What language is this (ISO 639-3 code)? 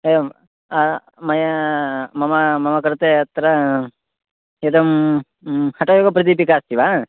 san